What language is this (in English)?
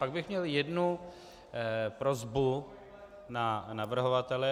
Czech